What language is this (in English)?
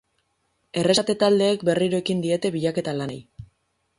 Basque